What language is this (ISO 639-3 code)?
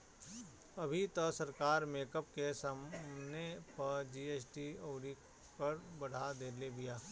bho